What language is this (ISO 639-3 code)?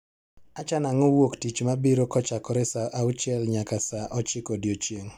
luo